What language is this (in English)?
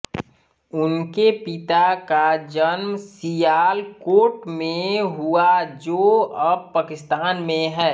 Hindi